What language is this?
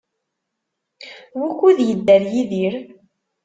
Kabyle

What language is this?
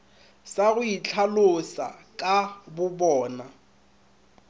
Northern Sotho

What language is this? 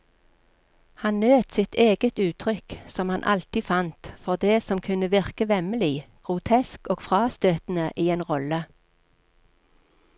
Norwegian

